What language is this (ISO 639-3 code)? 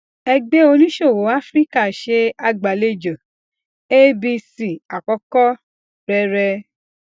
yor